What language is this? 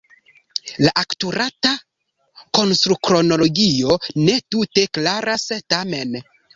Esperanto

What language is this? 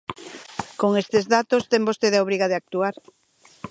Galician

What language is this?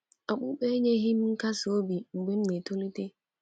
Igbo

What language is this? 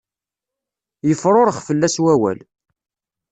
Kabyle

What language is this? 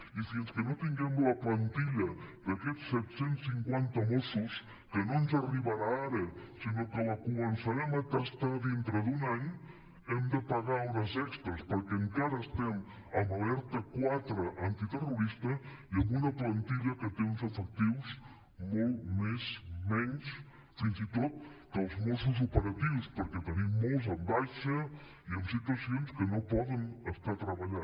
Catalan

